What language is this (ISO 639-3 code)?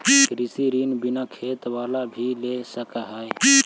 mag